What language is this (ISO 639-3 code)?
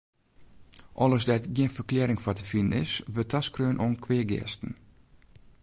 fry